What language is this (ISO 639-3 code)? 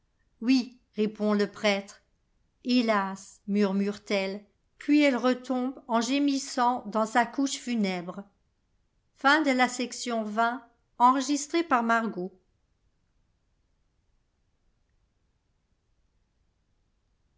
fra